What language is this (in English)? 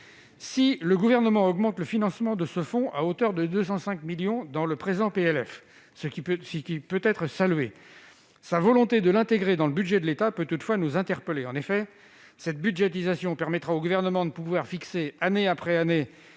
French